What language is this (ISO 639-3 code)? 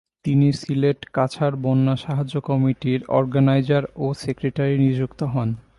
ben